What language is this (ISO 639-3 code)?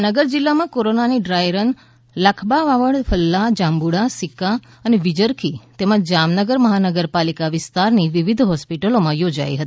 guj